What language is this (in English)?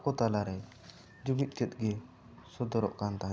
Santali